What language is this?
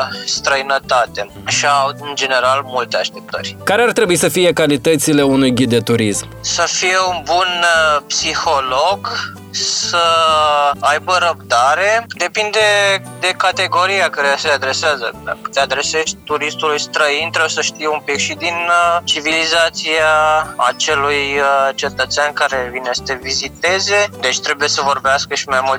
Romanian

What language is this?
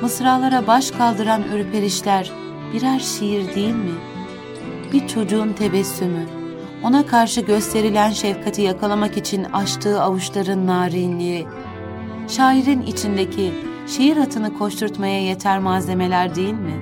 Turkish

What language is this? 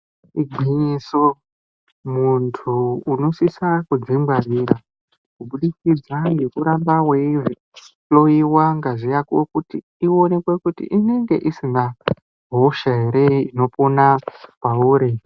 Ndau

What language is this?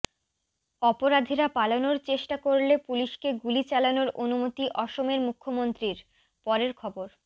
Bangla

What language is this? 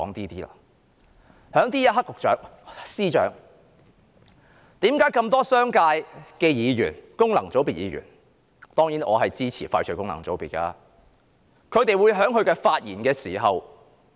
Cantonese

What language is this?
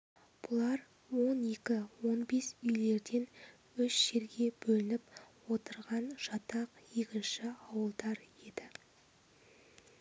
Kazakh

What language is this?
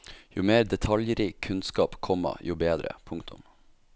Norwegian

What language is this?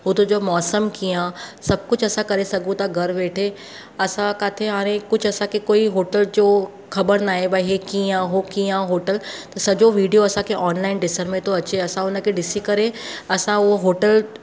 Sindhi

